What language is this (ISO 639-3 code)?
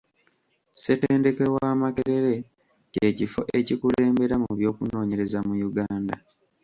lug